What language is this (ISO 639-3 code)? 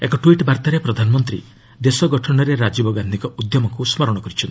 ori